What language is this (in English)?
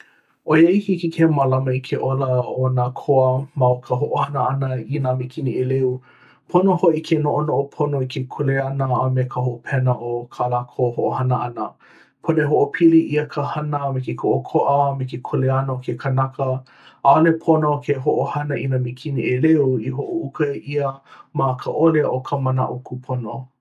Hawaiian